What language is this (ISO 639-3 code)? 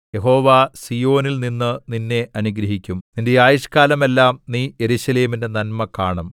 mal